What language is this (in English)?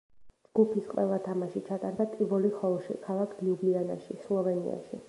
Georgian